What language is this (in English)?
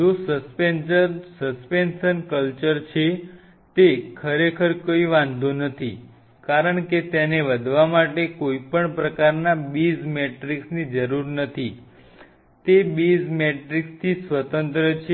Gujarati